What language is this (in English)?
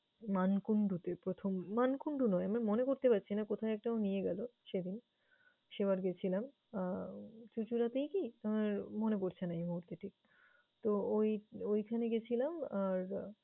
Bangla